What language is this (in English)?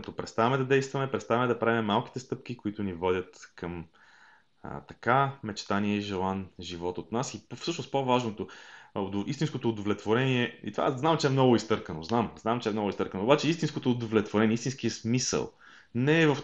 Bulgarian